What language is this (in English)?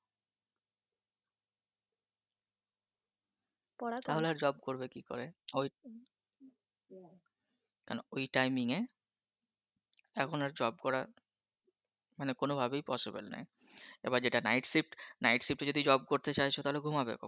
Bangla